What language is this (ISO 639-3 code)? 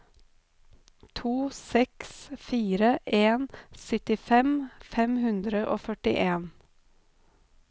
nor